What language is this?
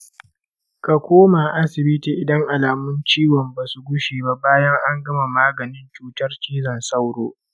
Hausa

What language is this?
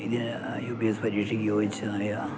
Malayalam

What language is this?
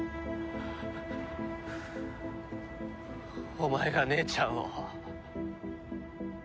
Japanese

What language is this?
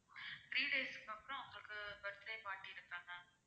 Tamil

